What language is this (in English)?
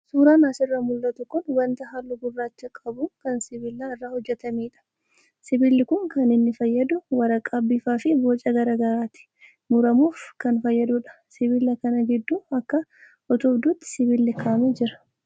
Oromo